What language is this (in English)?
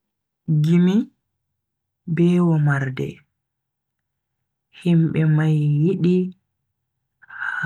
Bagirmi Fulfulde